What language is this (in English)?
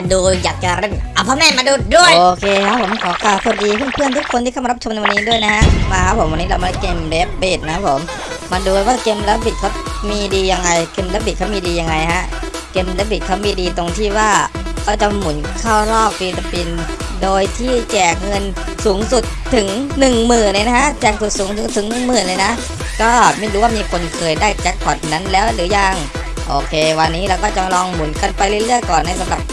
Thai